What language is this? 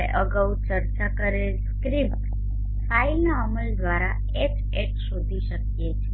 Gujarati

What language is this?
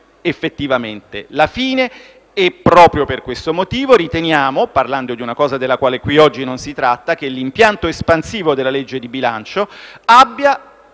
Italian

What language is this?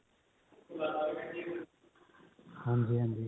Punjabi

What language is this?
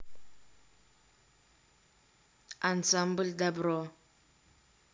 Russian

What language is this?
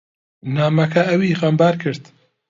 Central Kurdish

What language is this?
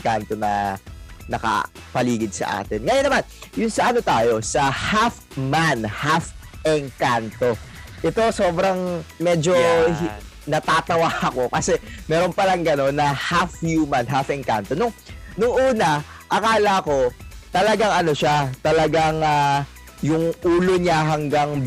Filipino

